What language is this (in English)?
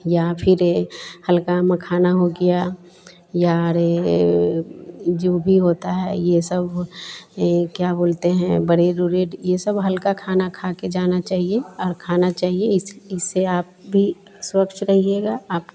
Hindi